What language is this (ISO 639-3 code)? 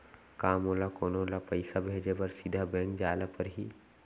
hne